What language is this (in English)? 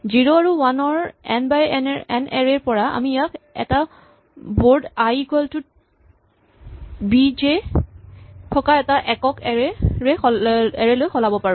Assamese